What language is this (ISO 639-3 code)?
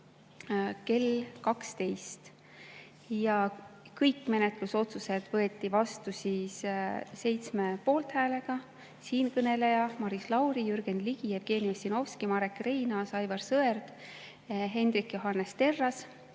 est